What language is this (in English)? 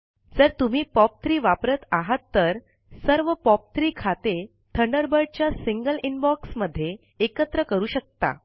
Marathi